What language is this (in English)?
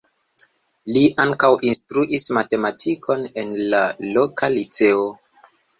Esperanto